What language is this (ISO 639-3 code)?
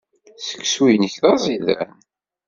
kab